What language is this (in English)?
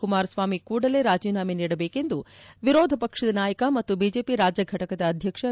Kannada